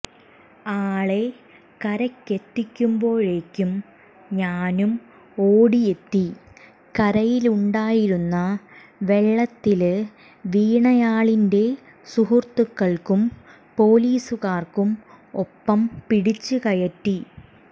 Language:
Malayalam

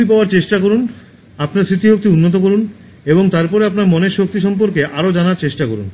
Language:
Bangla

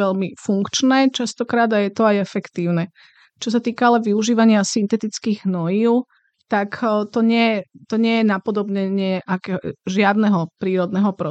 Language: Slovak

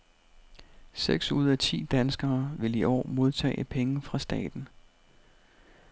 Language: Danish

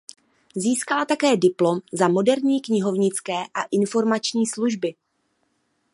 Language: Czech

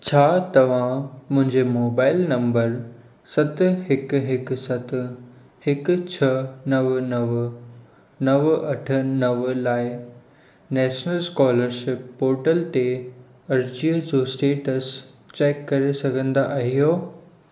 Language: Sindhi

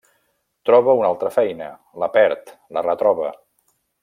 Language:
Catalan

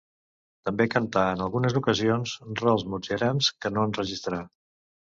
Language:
Catalan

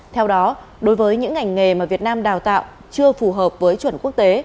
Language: Vietnamese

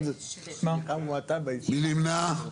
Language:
Hebrew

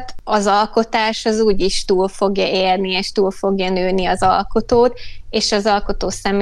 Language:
Hungarian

